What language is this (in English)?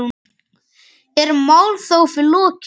Icelandic